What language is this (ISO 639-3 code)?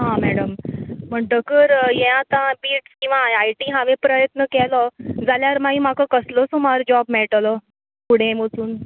kok